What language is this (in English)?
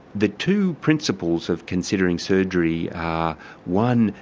English